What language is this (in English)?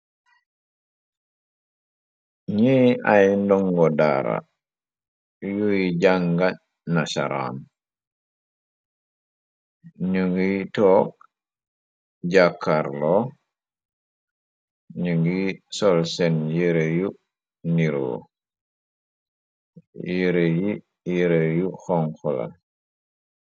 Wolof